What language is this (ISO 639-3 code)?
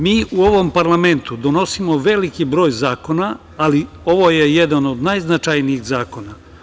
srp